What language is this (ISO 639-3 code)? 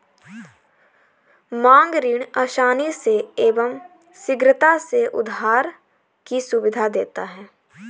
hin